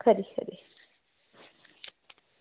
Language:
Dogri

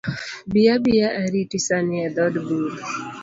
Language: Luo (Kenya and Tanzania)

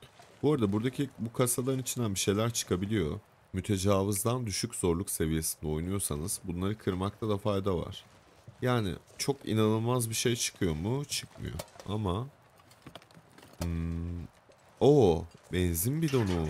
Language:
Turkish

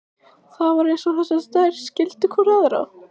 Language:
Icelandic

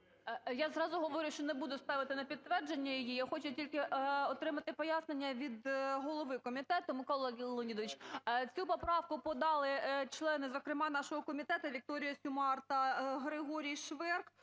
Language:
Ukrainian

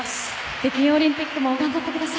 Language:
Japanese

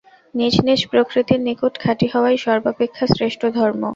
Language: Bangla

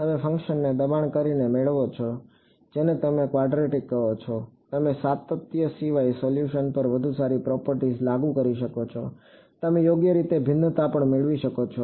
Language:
Gujarati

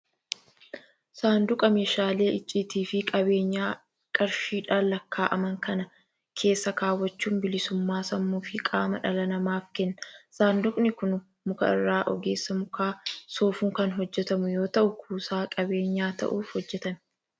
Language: Oromo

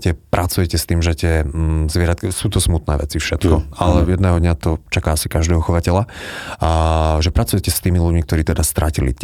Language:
Slovak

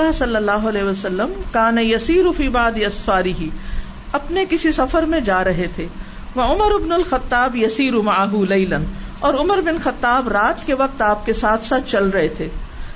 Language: Urdu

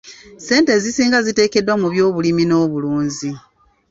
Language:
Ganda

